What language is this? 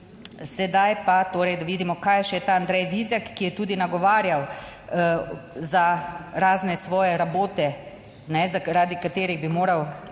Slovenian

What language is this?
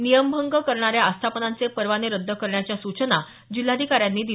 Marathi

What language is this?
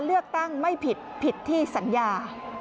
Thai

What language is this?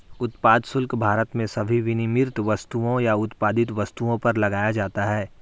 Hindi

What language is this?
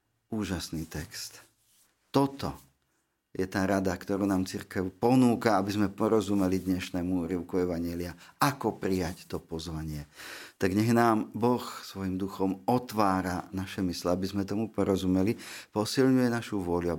Slovak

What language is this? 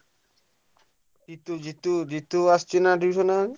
Odia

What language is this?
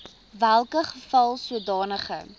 Afrikaans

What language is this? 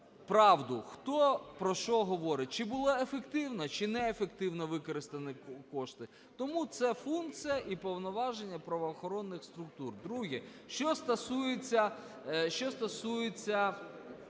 Ukrainian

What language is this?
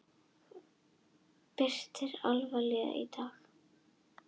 Icelandic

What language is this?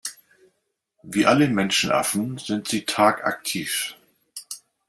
German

